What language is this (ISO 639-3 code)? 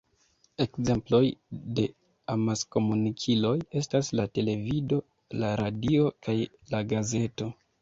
epo